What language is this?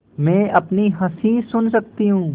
Hindi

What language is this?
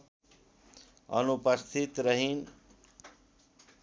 Nepali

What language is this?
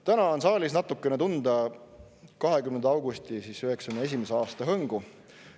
Estonian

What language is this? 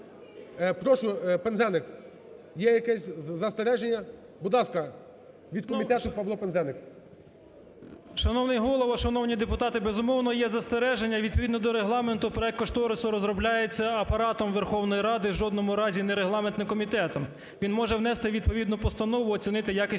Ukrainian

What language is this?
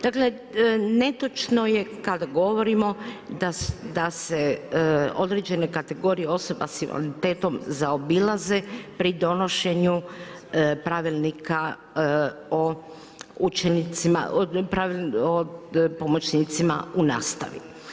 Croatian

